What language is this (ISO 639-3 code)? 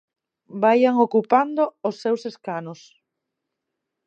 glg